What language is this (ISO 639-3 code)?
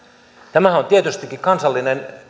fin